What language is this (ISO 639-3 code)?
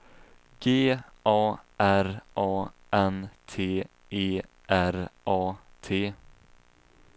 swe